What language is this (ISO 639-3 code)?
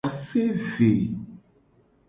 gej